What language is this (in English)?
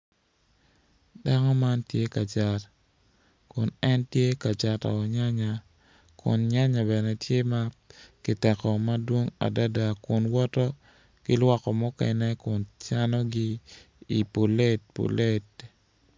Acoli